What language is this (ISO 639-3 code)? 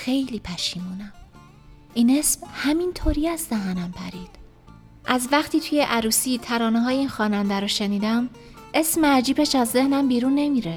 fas